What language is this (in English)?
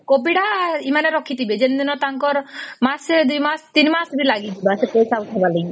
Odia